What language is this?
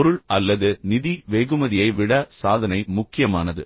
Tamil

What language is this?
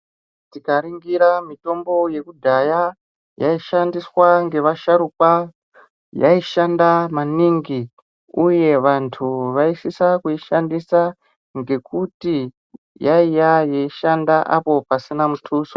Ndau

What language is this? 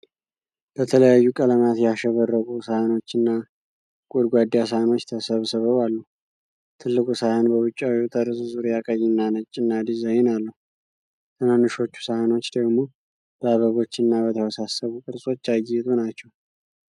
Amharic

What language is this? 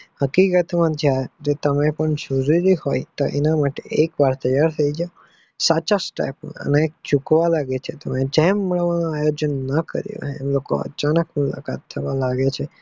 Gujarati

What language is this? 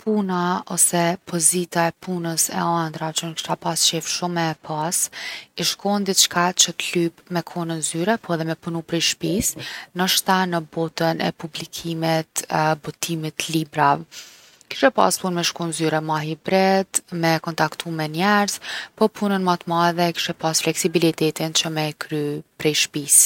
Gheg Albanian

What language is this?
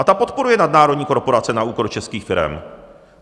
Czech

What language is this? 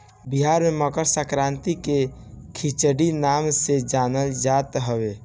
Bhojpuri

